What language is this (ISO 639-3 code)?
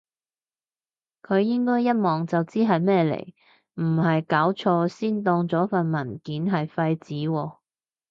yue